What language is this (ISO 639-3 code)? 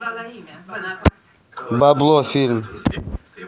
rus